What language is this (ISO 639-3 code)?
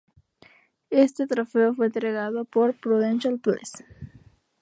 spa